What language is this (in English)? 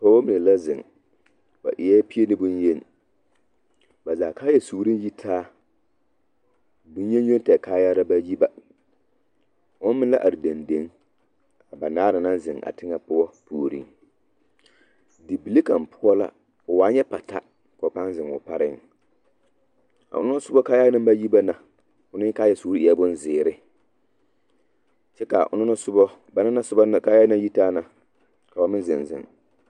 Southern Dagaare